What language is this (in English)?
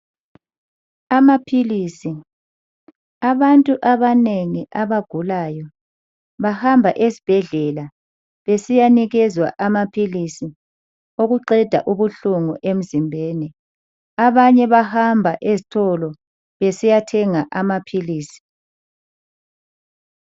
North Ndebele